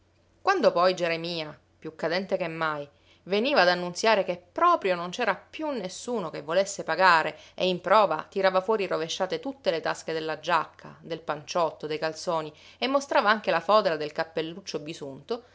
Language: Italian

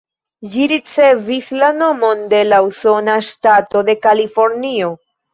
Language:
Esperanto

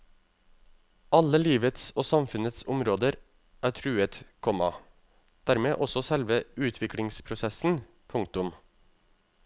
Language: Norwegian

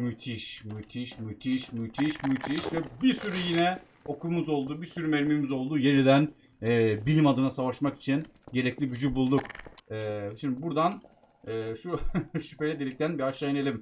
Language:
Turkish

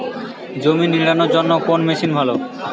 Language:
Bangla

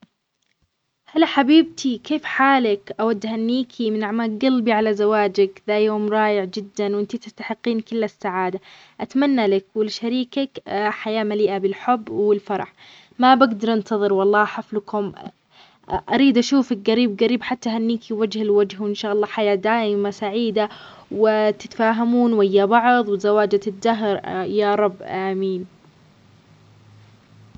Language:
Omani Arabic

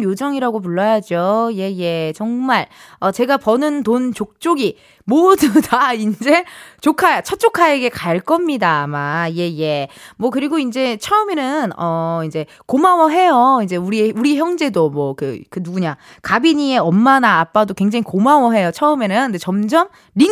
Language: Korean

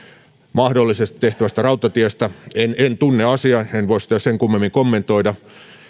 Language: Finnish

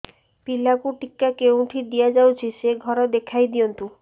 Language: Odia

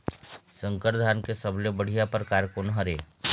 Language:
Chhattisgarhi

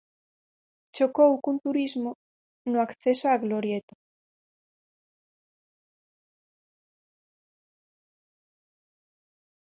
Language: Galician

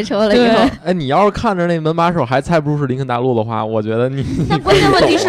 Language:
Chinese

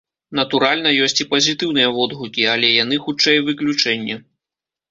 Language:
Belarusian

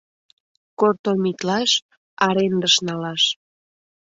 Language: Mari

